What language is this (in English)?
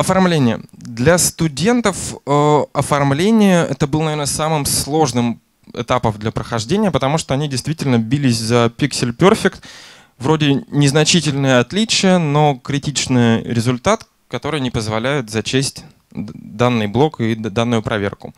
Russian